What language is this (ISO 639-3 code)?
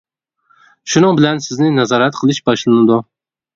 uig